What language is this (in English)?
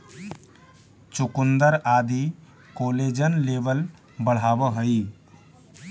Magahi